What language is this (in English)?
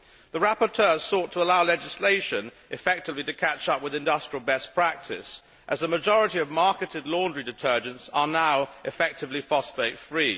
English